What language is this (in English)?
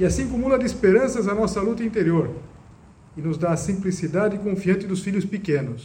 Portuguese